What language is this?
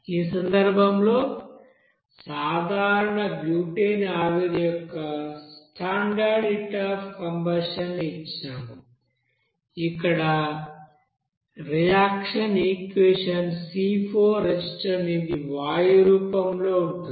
Telugu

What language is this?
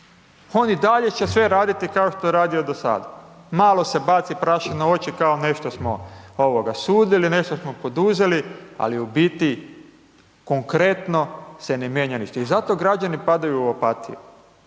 Croatian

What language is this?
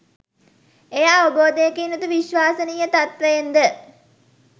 Sinhala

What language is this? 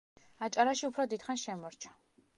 Georgian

